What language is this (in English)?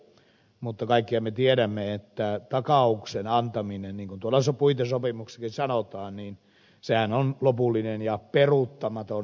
Finnish